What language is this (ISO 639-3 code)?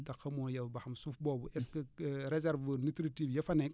wol